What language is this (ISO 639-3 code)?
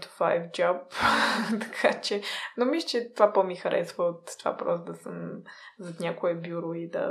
bul